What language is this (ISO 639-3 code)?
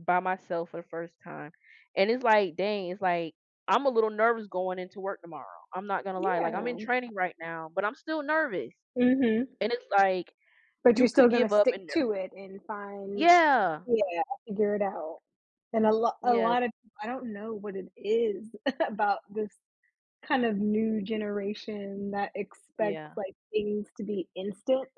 eng